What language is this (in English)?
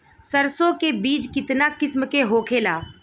Bhojpuri